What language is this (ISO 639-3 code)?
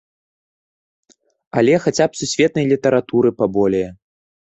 bel